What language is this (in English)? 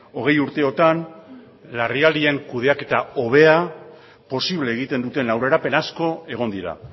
Basque